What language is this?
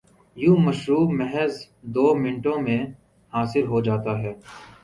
Urdu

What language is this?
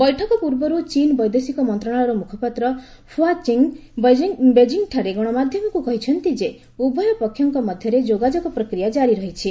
Odia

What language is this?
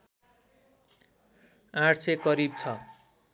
Nepali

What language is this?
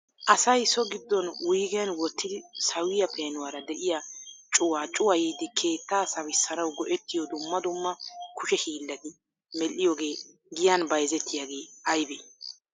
Wolaytta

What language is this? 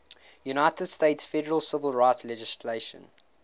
English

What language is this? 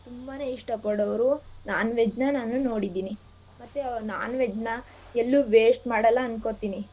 Kannada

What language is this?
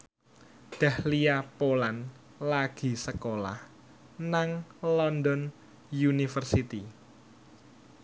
Javanese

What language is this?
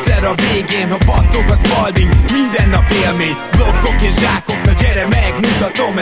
Hungarian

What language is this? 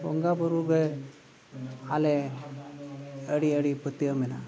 Santali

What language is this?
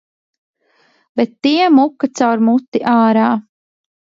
Latvian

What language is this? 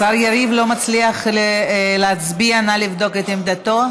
Hebrew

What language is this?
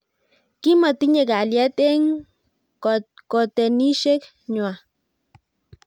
Kalenjin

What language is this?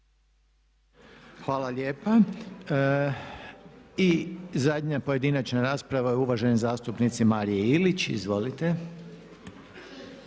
Croatian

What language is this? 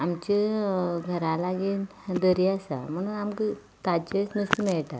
Konkani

